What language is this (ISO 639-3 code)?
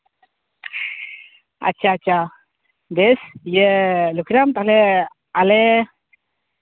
sat